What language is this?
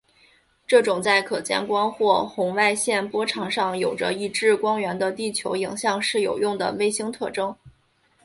Chinese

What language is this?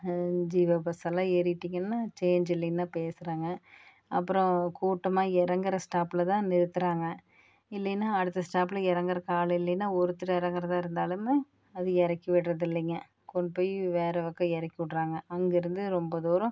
Tamil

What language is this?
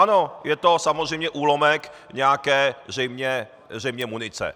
Czech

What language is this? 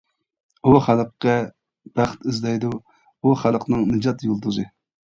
Uyghur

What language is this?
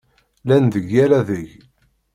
Kabyle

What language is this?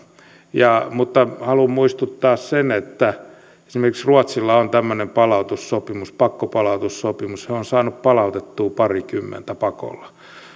Finnish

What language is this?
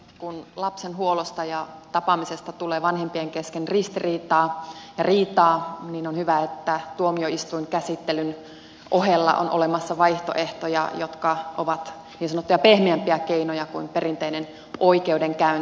Finnish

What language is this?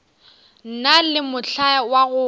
Northern Sotho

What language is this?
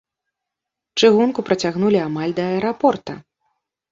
Belarusian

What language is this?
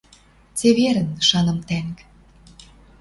Western Mari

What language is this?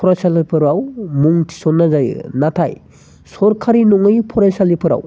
Bodo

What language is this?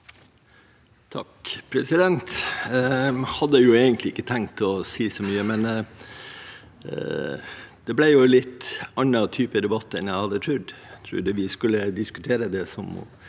Norwegian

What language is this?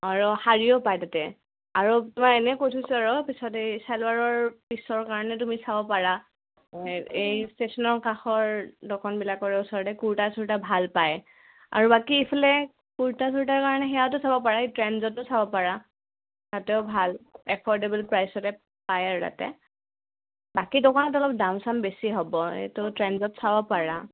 Assamese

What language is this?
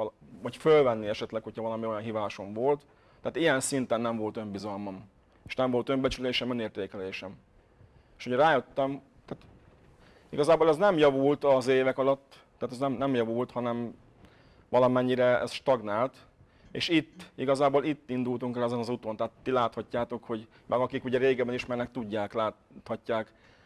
Hungarian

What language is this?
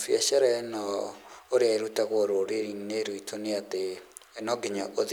Kikuyu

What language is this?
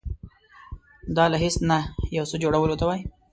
Pashto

